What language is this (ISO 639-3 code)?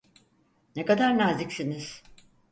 tur